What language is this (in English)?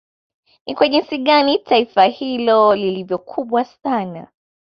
Swahili